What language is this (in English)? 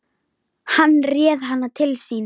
Icelandic